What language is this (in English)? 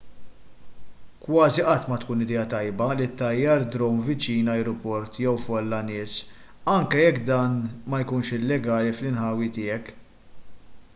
Maltese